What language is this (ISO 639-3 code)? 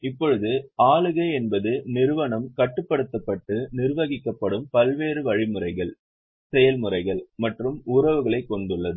tam